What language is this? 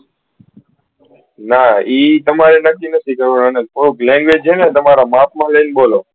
Gujarati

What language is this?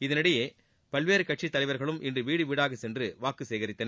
Tamil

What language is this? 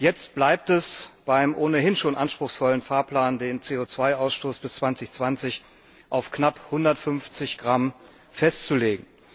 German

